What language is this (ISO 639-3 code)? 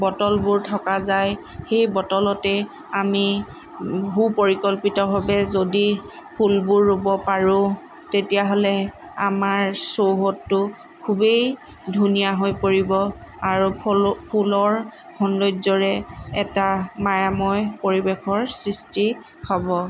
asm